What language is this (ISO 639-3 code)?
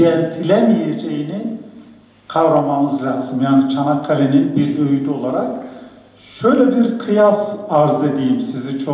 tur